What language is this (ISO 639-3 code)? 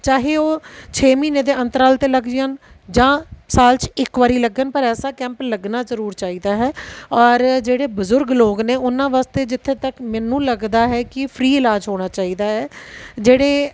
pan